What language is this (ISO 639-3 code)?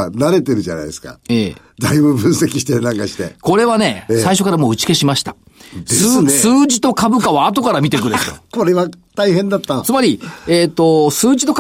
jpn